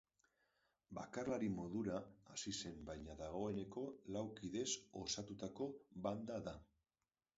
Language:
Basque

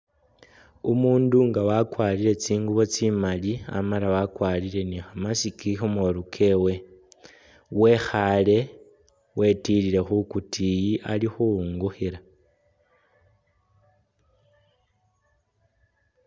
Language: Masaaba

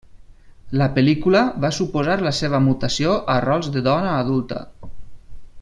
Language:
Catalan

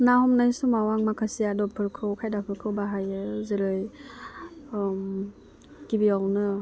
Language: Bodo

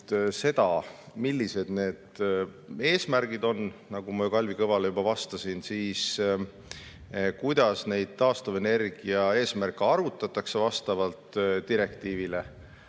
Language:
Estonian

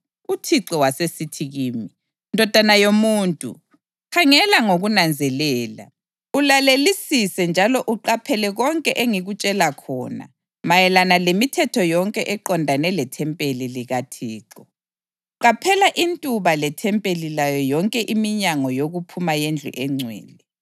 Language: North Ndebele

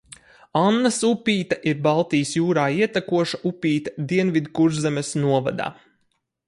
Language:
Latvian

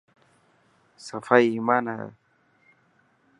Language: Dhatki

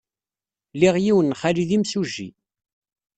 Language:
Kabyle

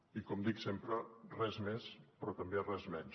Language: Catalan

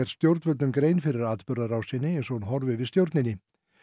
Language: Icelandic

